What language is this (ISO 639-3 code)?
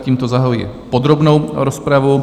ces